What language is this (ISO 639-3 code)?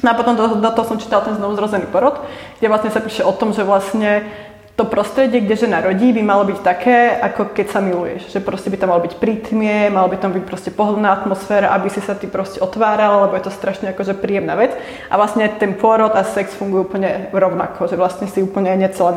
slk